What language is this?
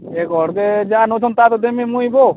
Odia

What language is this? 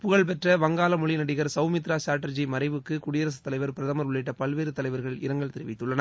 Tamil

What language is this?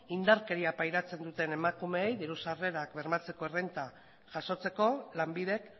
Basque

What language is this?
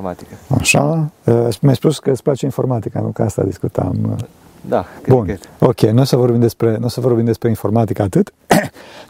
Romanian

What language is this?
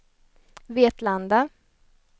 Swedish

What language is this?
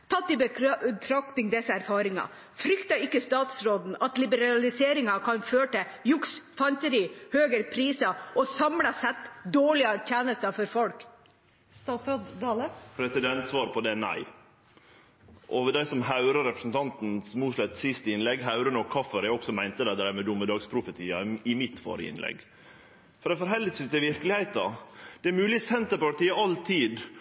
Norwegian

